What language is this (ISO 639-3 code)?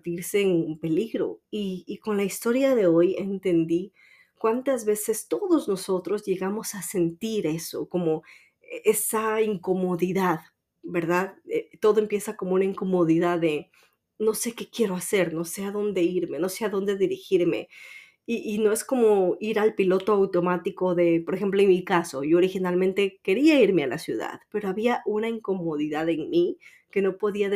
spa